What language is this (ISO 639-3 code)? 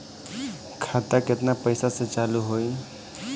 bho